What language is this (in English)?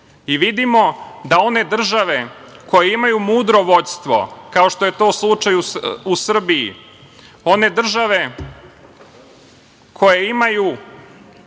Serbian